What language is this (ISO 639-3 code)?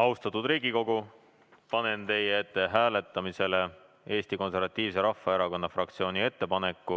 est